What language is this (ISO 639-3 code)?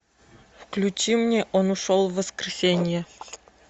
rus